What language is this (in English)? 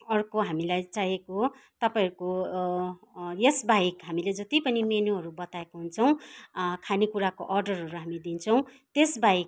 Nepali